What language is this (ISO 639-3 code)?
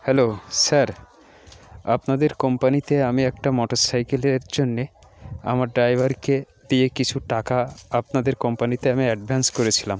ben